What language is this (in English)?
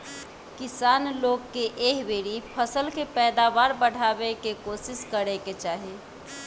Bhojpuri